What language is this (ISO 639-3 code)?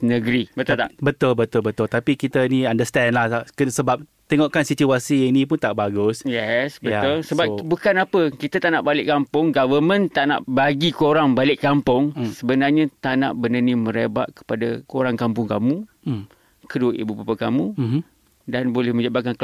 msa